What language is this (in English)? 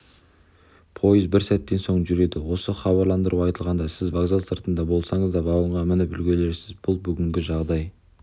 Kazakh